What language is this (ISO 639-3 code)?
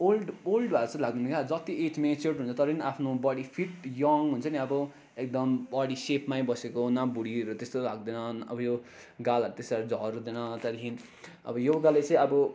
nep